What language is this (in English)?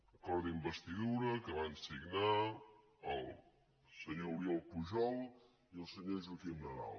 Catalan